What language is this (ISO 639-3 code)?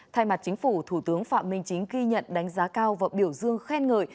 vie